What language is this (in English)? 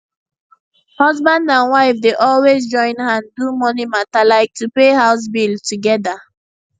Nigerian Pidgin